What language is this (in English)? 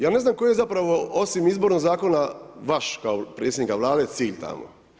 Croatian